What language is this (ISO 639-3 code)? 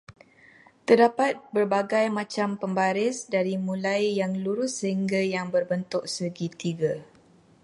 msa